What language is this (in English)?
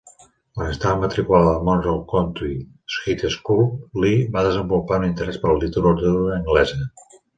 Catalan